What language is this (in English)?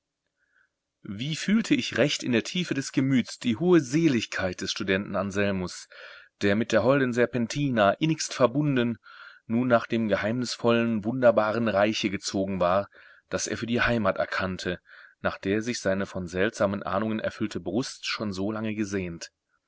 German